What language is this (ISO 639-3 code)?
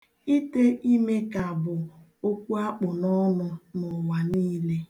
ibo